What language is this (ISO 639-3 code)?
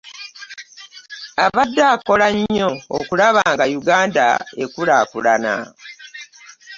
lug